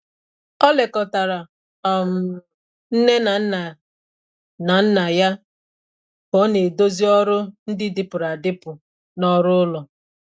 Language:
Igbo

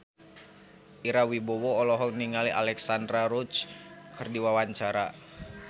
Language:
Sundanese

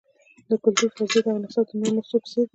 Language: Pashto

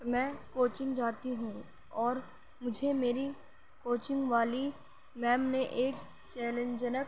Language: Urdu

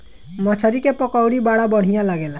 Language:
Bhojpuri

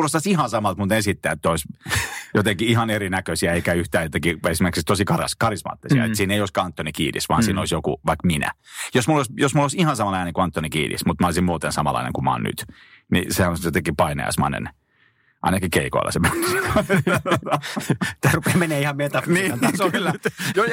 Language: Finnish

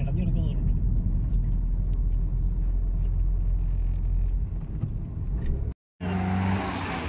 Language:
Malayalam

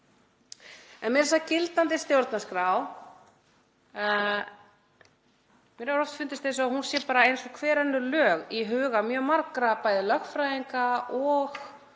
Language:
Icelandic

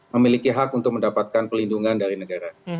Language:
Indonesian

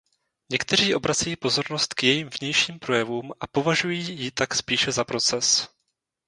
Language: Czech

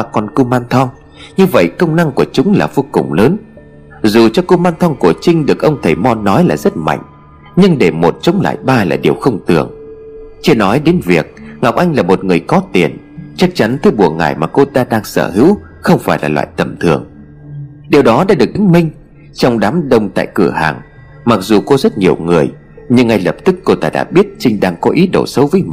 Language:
Vietnamese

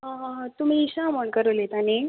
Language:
Konkani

